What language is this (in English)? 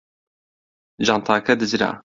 Central Kurdish